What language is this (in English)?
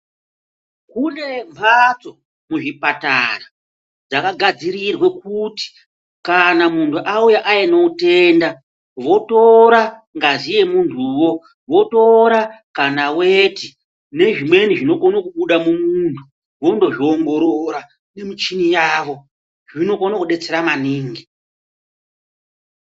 Ndau